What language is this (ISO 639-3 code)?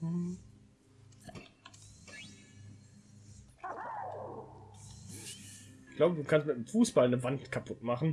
deu